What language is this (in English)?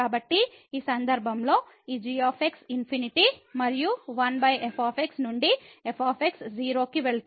Telugu